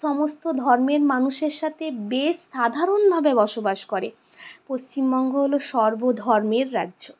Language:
Bangla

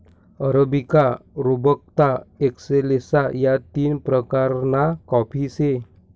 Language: Marathi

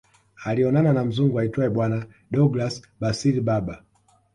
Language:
Swahili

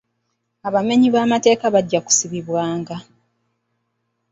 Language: Ganda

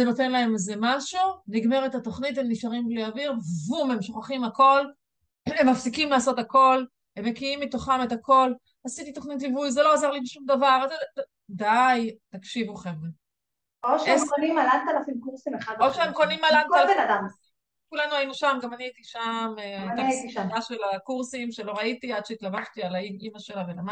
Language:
Hebrew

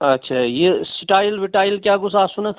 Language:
Kashmiri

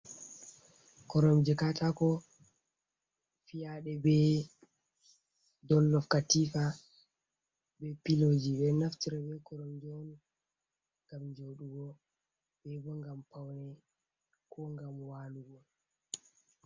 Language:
Fula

